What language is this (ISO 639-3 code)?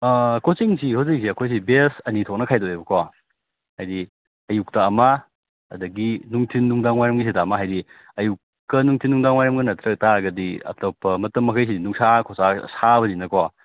mni